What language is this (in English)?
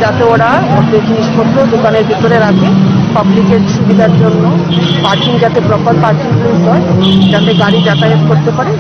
Hindi